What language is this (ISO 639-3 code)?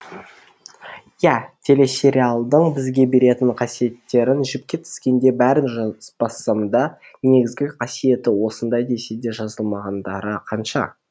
kaz